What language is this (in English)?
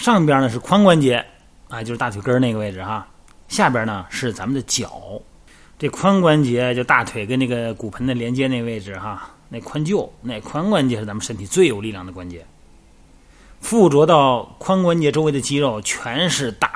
Chinese